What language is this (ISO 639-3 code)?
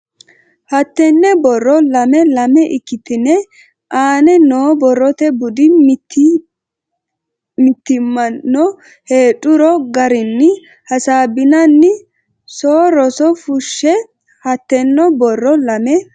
sid